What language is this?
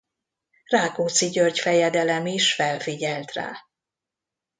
Hungarian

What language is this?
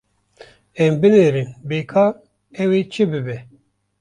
Kurdish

